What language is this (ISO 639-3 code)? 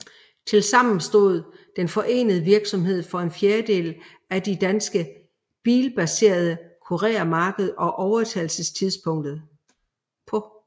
dan